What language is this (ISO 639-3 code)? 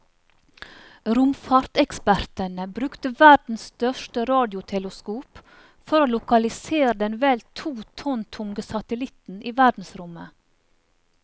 nor